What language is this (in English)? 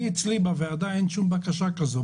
Hebrew